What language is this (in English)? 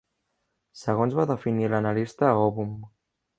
Catalan